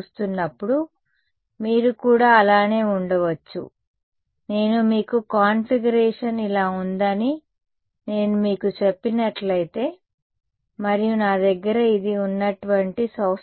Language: Telugu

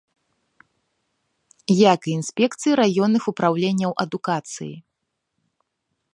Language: Belarusian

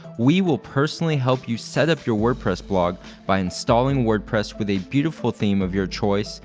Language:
English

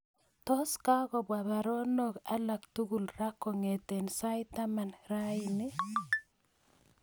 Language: Kalenjin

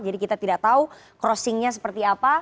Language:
Indonesian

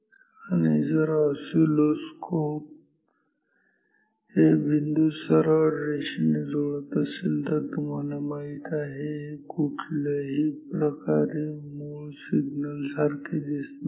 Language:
Marathi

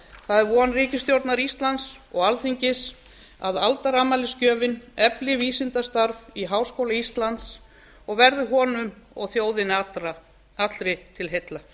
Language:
Icelandic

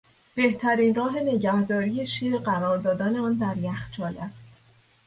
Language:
Persian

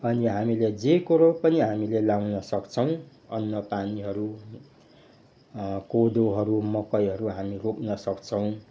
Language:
Nepali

